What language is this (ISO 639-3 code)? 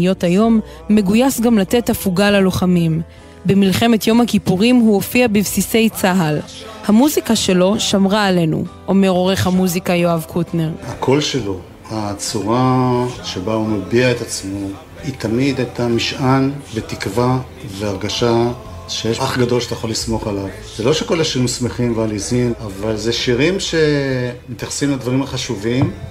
heb